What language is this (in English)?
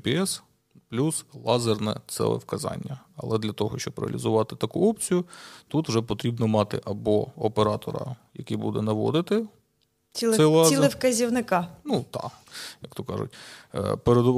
Ukrainian